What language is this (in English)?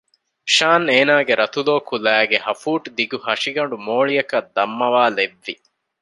Divehi